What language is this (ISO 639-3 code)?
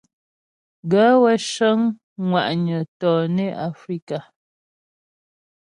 bbj